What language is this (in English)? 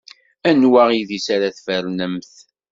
Kabyle